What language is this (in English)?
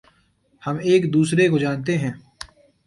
Urdu